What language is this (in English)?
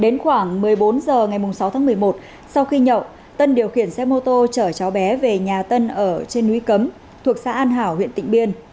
Vietnamese